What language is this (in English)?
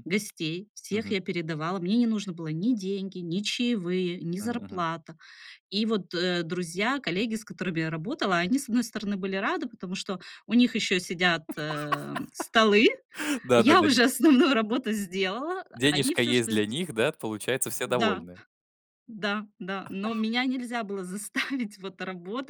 Russian